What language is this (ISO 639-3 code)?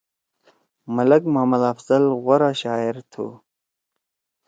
trw